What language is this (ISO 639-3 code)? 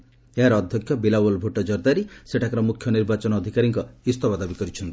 ori